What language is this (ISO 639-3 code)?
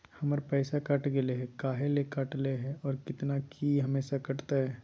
mag